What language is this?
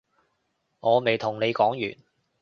Cantonese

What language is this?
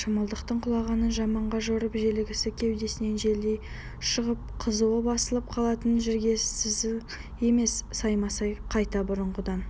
Kazakh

